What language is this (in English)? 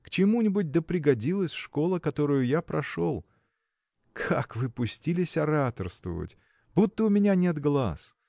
Russian